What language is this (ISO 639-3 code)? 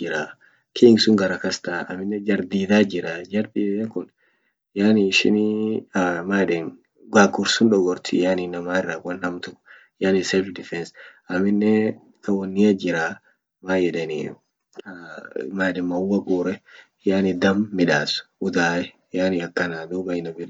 orc